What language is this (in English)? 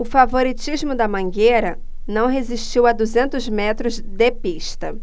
Portuguese